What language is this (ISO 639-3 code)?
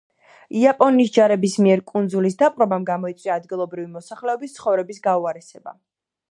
kat